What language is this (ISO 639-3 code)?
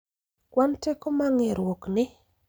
luo